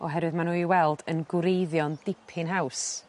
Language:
Welsh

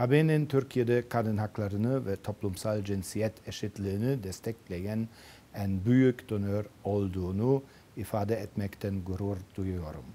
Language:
Turkish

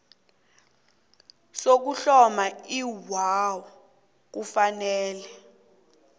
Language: South Ndebele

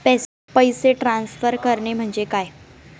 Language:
Marathi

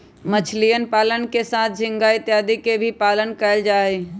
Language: Magahi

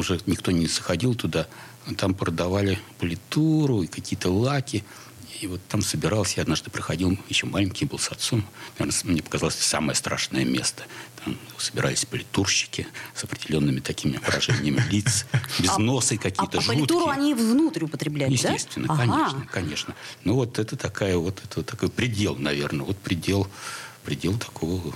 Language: Russian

